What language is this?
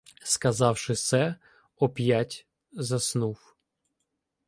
Ukrainian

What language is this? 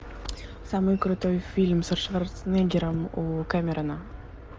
Russian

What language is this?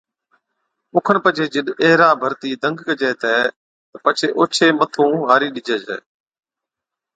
Od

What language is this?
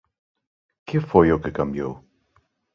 Galician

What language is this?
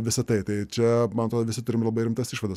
Lithuanian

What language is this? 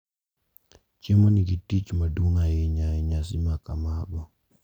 Luo (Kenya and Tanzania)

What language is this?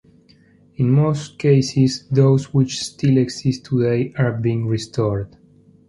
English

